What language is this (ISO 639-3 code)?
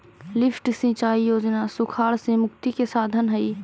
mag